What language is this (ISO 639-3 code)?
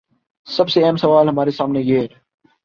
urd